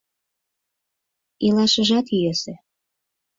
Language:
Mari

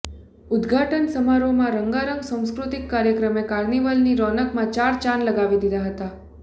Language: Gujarati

